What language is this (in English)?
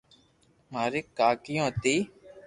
Loarki